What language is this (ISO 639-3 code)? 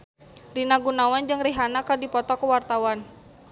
sun